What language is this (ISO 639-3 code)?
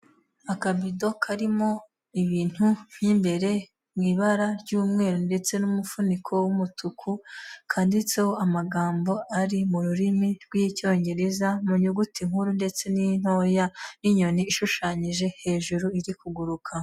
kin